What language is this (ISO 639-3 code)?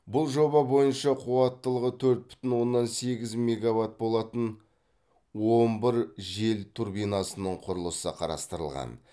kaz